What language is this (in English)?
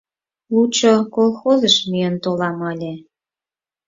Mari